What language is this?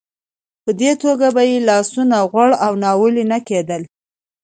Pashto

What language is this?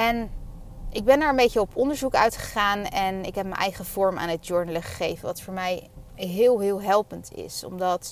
Dutch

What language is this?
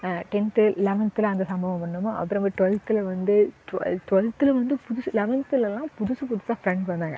Tamil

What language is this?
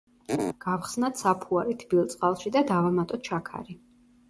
Georgian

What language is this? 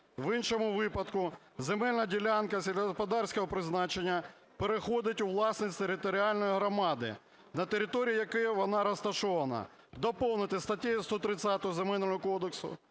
Ukrainian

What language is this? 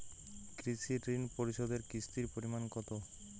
Bangla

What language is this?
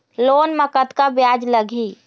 Chhattisgarhi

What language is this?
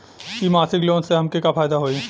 Bhojpuri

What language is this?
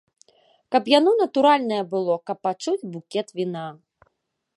Belarusian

